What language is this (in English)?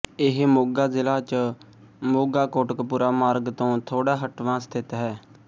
Punjabi